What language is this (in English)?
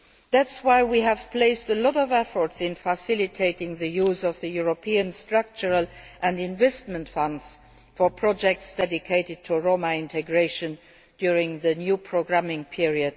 English